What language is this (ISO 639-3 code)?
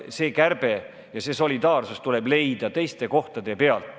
est